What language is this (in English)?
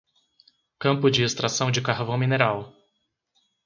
Portuguese